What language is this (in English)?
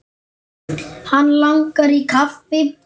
Icelandic